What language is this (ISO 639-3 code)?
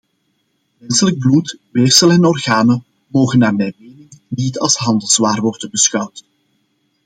nld